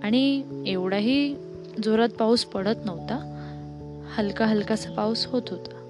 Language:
Marathi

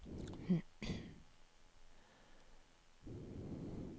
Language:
Norwegian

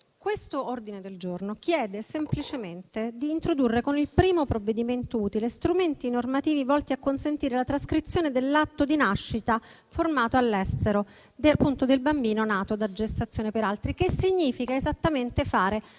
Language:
Italian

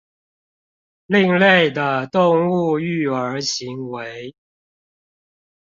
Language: Chinese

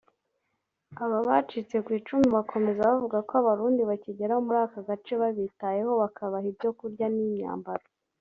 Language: Kinyarwanda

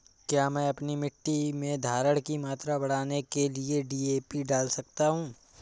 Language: Hindi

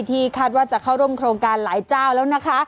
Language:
Thai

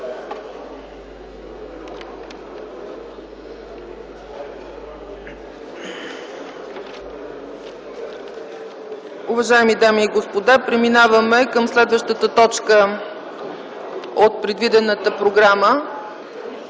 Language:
Bulgarian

